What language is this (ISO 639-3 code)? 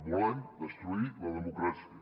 cat